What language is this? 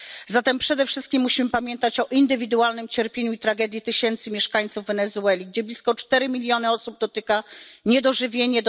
Polish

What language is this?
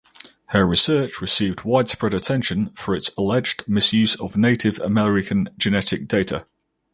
English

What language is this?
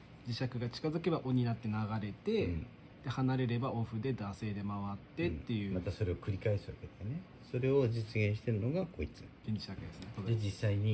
Japanese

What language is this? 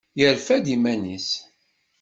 Kabyle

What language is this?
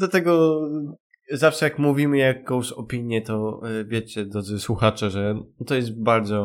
Polish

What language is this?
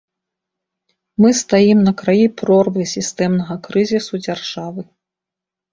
Belarusian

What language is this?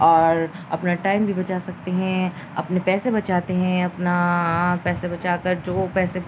Urdu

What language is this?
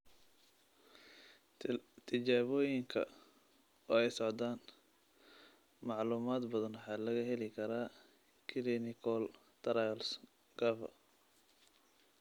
Somali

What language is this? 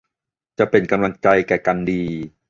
Thai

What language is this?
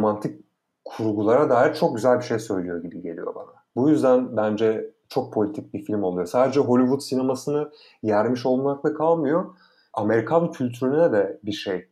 Turkish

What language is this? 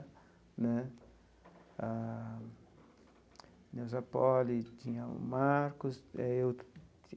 Portuguese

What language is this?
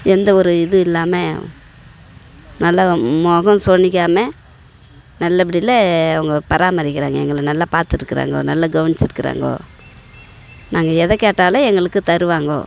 Tamil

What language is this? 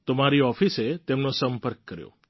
Gujarati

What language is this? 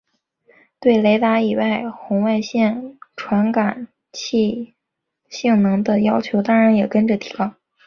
Chinese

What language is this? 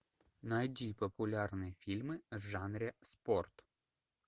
Russian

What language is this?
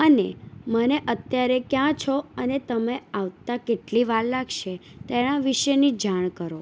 Gujarati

